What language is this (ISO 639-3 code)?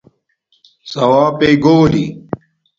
dmk